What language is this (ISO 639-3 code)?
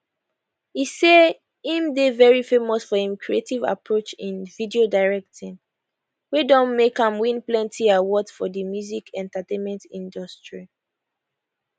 pcm